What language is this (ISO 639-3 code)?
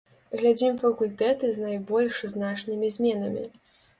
bel